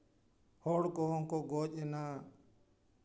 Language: Santali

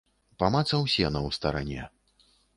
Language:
Belarusian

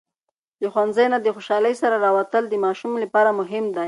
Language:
Pashto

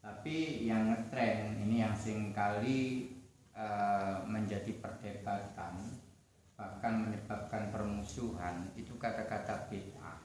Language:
Indonesian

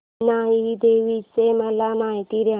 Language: Marathi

